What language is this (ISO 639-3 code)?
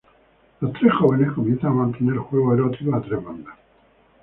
spa